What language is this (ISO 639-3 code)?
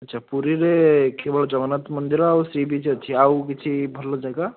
ori